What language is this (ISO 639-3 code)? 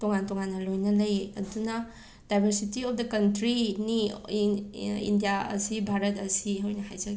mni